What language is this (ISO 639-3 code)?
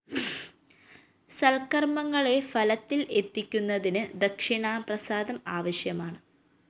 mal